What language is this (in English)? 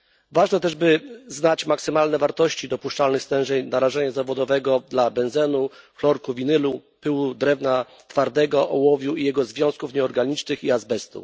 Polish